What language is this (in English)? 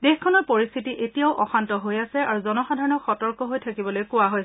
Assamese